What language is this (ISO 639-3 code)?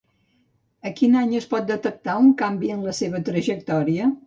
cat